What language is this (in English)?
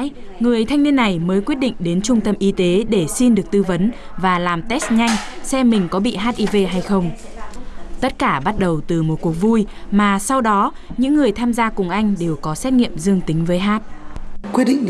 Vietnamese